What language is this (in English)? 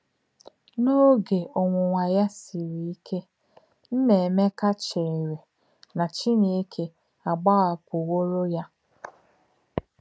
Igbo